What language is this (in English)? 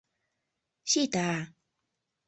Mari